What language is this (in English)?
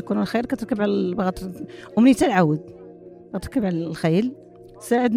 Arabic